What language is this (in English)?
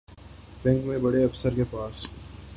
Urdu